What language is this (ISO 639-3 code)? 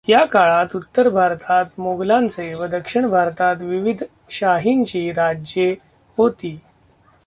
mar